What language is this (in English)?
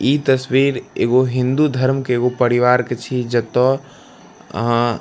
Maithili